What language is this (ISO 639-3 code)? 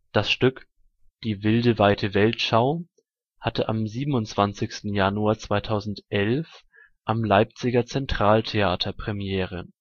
deu